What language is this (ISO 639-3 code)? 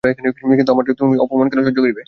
ben